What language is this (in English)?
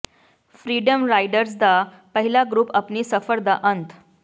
Punjabi